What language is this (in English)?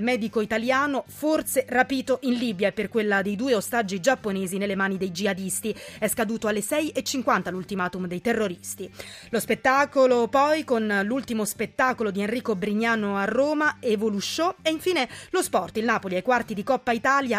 Italian